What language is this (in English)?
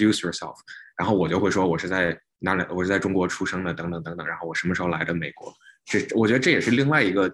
Chinese